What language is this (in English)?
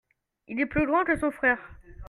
French